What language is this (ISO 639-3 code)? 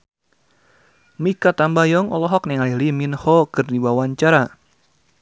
sun